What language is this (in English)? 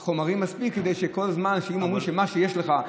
Hebrew